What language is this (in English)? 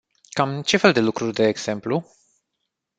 Romanian